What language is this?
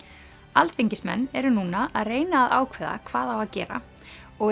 Icelandic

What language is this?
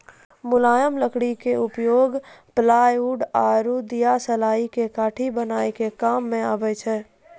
Maithili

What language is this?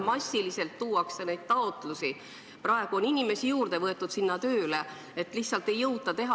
Estonian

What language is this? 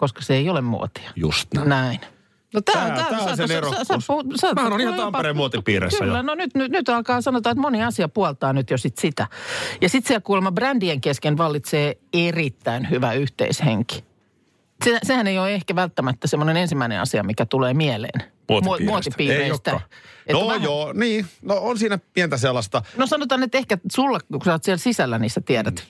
Finnish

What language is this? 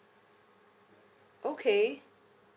English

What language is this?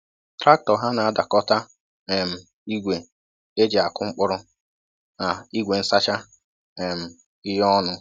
Igbo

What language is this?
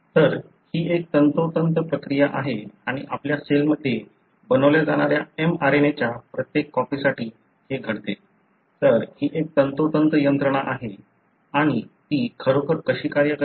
Marathi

